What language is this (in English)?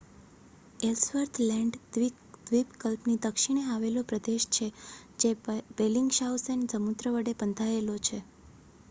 Gujarati